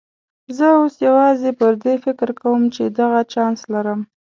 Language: Pashto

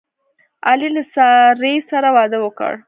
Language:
Pashto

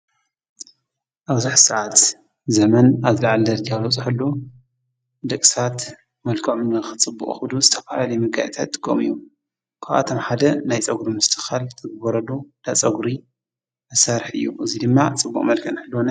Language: Tigrinya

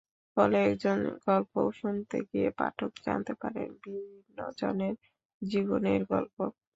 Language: Bangla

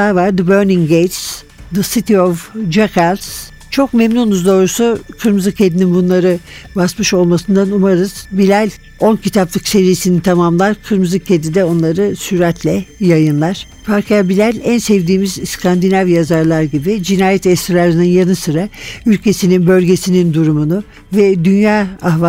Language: Turkish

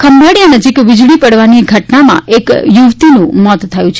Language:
Gujarati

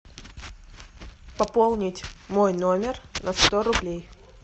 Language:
Russian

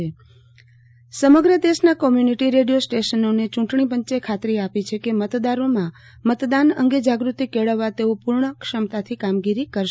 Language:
Gujarati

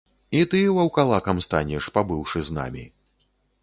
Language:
Belarusian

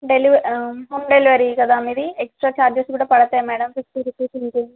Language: Telugu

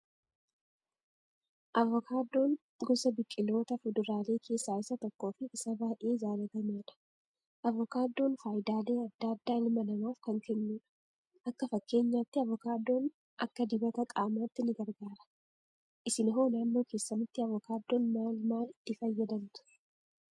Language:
Oromo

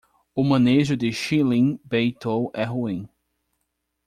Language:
Portuguese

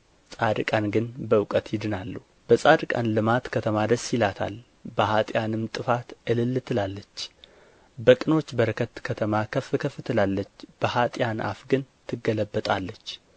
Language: Amharic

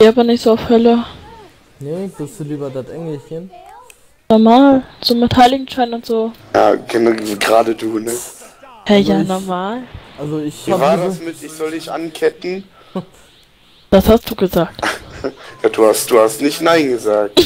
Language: German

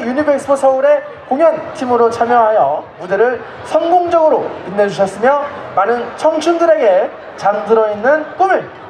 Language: Korean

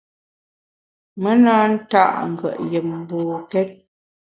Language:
Bamun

